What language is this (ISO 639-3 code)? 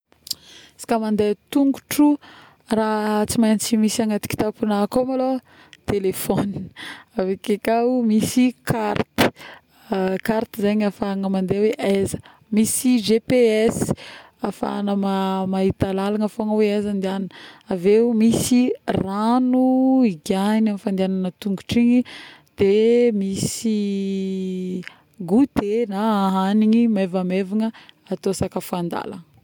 bmm